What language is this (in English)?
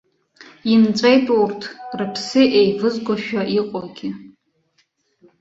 Abkhazian